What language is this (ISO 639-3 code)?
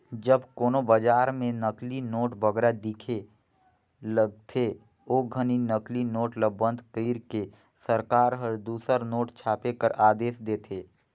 hne